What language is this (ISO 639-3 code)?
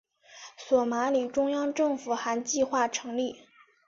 zho